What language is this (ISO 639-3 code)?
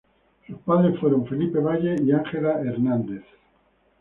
spa